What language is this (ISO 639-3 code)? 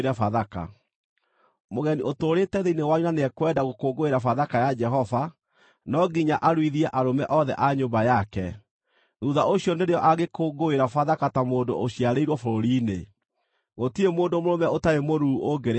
kik